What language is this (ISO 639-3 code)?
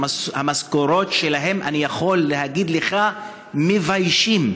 heb